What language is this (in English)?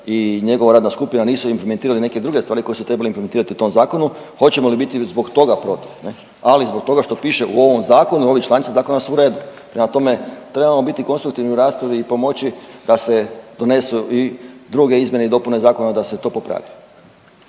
Croatian